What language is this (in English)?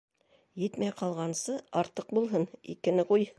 Bashkir